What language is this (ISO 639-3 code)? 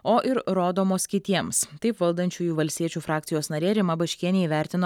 lit